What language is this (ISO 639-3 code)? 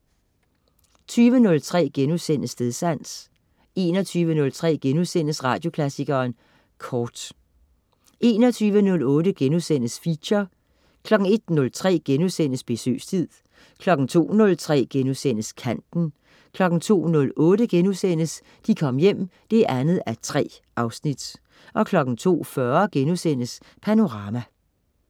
dan